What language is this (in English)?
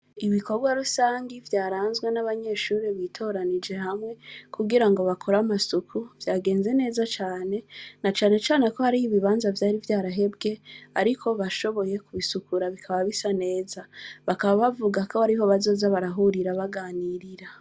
Rundi